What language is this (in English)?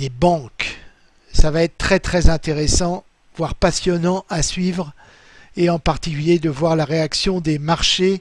French